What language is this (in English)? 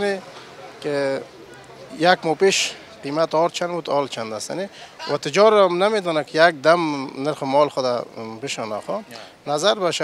Persian